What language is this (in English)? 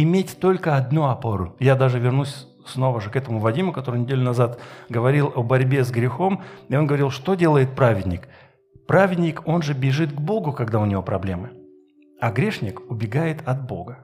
Russian